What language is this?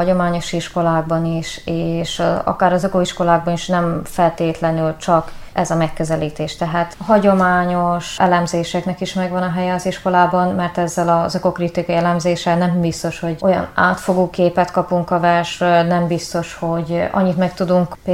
Hungarian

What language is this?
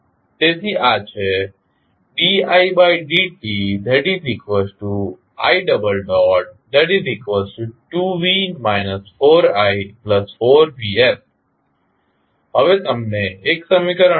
Gujarati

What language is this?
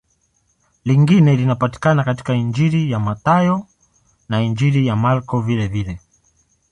Swahili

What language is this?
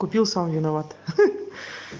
Russian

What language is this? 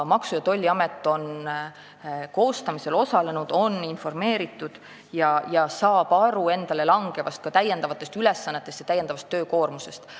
Estonian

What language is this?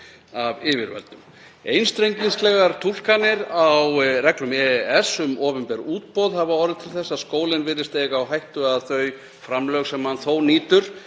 Icelandic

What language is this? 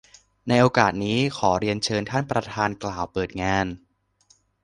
Thai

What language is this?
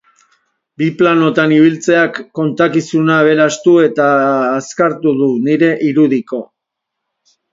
Basque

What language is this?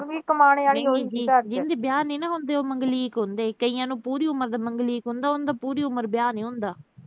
Punjabi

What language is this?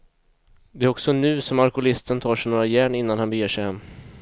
Swedish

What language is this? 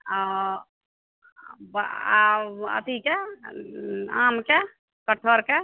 Maithili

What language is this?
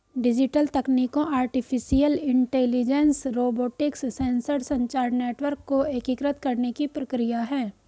Hindi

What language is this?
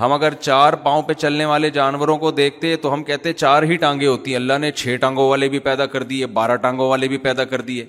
Urdu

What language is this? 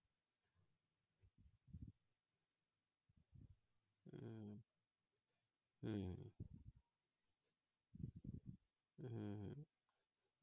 Bangla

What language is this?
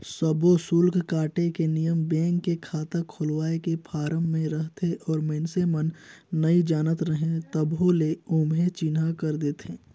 Chhattisgarhi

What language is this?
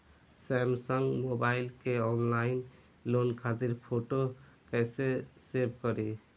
Bhojpuri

